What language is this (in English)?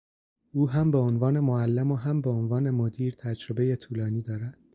Persian